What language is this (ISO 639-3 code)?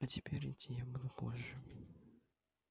rus